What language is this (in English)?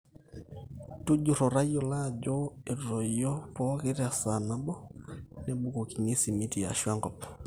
Masai